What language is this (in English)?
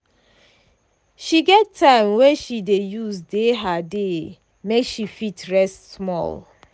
Nigerian Pidgin